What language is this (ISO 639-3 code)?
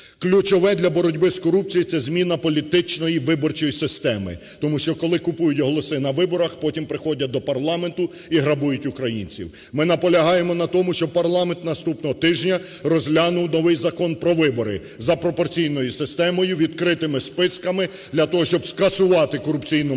ukr